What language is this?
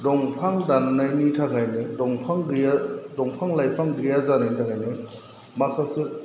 Bodo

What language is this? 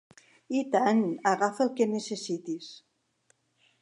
Catalan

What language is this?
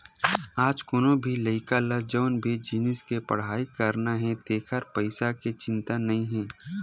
Chhattisgarhi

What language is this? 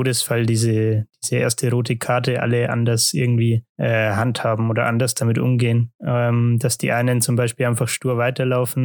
German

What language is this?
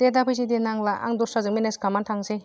Bodo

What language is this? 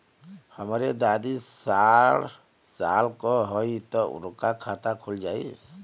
Bhojpuri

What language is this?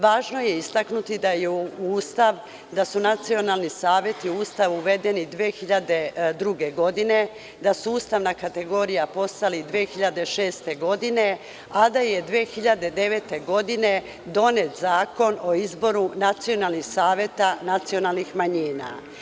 Serbian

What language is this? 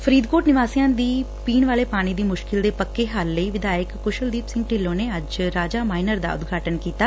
Punjabi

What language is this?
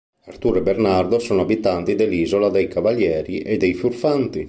Italian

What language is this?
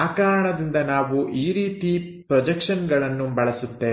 Kannada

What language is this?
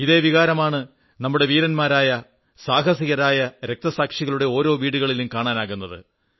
Malayalam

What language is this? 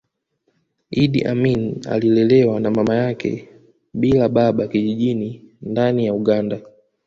Swahili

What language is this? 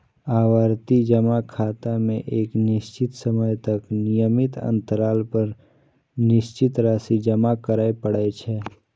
Maithili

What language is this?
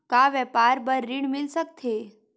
Chhattisgarhi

